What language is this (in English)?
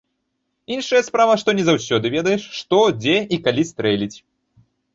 Belarusian